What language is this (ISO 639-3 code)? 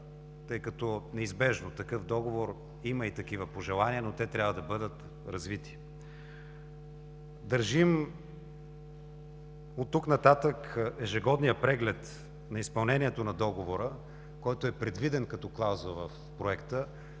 bul